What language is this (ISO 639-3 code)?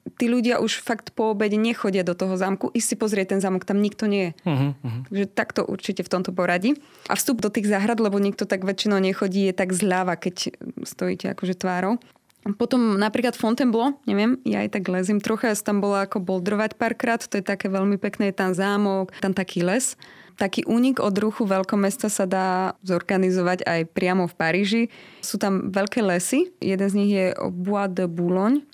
slk